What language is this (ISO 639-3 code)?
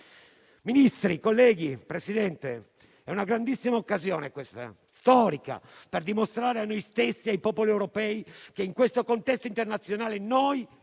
ita